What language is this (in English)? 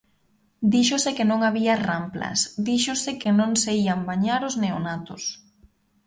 Galician